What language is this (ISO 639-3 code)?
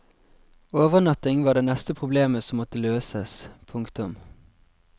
nor